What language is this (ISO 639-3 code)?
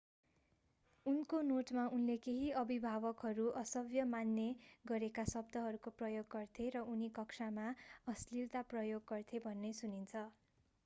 nep